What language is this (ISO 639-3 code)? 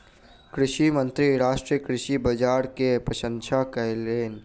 mai